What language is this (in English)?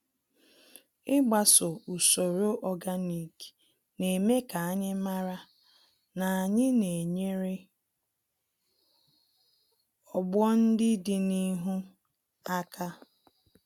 Igbo